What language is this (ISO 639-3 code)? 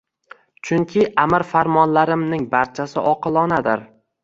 uzb